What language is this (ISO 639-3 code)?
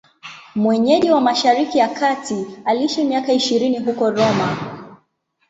swa